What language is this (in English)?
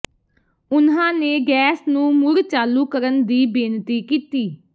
Punjabi